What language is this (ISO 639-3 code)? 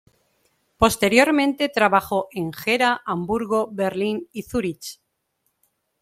spa